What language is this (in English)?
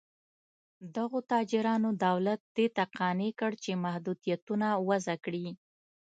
Pashto